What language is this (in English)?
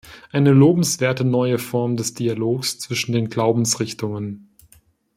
German